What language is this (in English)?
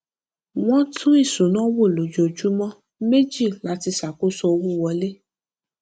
Yoruba